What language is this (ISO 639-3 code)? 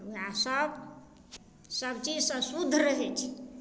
mai